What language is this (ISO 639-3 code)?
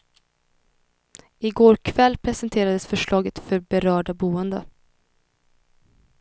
swe